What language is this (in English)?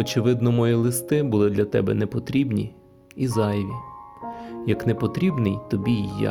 Ukrainian